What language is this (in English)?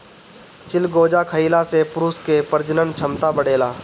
Bhojpuri